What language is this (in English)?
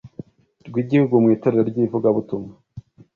Kinyarwanda